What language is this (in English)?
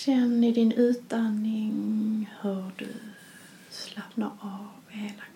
Swedish